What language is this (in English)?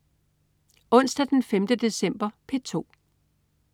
Danish